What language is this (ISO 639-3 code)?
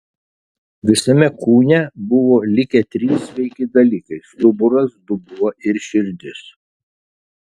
lit